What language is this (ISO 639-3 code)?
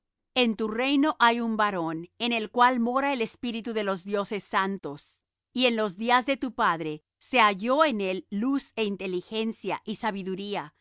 spa